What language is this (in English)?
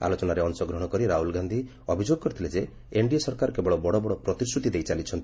Odia